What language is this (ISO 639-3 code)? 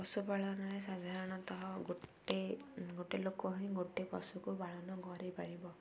ori